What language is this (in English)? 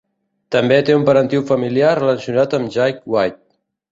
Catalan